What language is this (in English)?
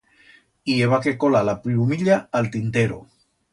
Aragonese